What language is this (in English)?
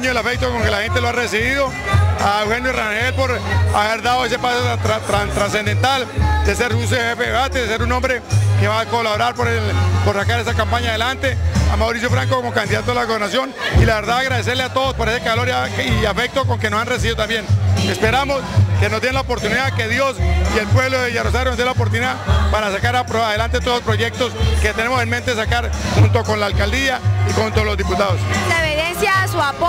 Spanish